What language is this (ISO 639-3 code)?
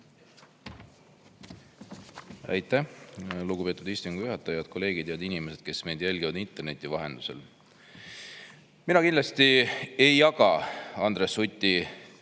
est